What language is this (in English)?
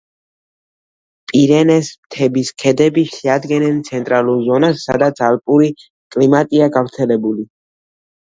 Georgian